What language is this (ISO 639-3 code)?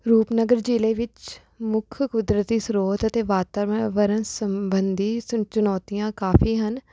pan